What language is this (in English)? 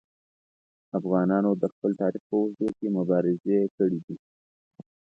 Pashto